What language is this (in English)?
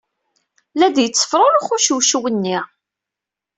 Kabyle